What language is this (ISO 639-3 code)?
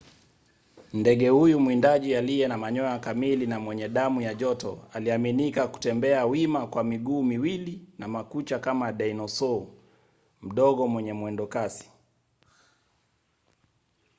swa